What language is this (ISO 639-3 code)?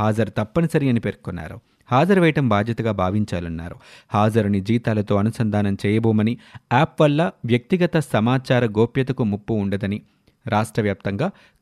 tel